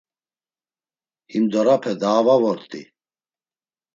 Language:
Laz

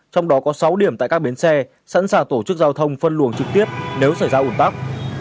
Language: Vietnamese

